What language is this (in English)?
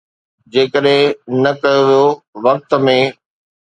Sindhi